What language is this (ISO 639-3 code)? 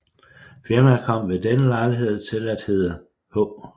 dan